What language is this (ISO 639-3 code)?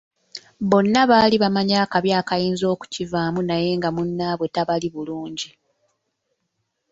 lug